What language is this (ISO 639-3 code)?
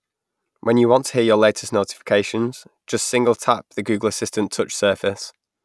eng